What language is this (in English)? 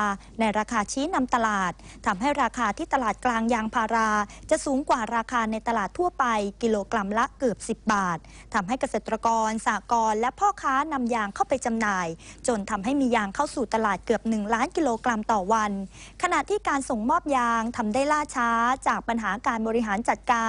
Thai